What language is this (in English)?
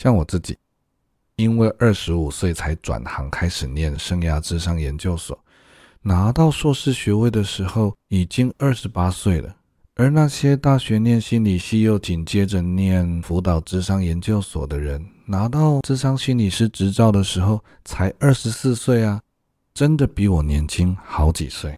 Chinese